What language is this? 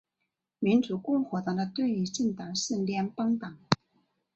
Chinese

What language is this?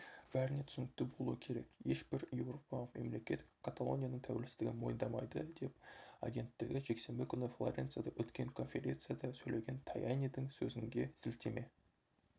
Kazakh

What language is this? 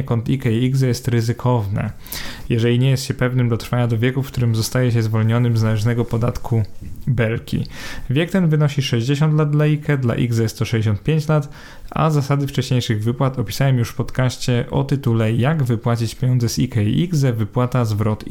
Polish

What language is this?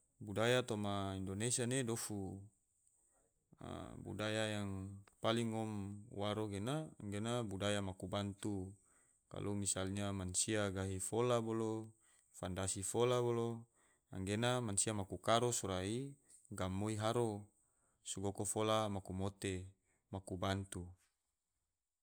Tidore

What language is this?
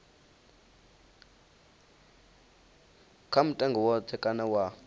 Venda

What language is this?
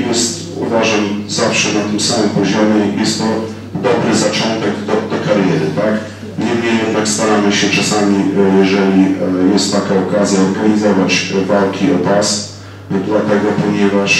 Polish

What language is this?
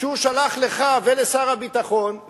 Hebrew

